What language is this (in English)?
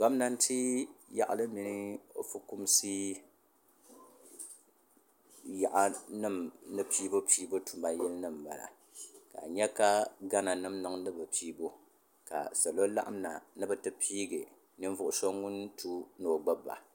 Dagbani